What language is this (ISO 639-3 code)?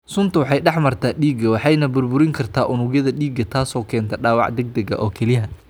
som